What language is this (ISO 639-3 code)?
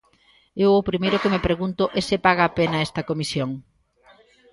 glg